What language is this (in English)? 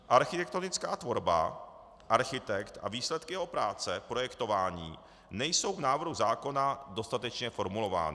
Czech